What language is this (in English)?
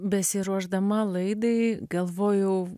Lithuanian